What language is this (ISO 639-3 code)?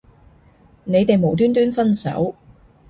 yue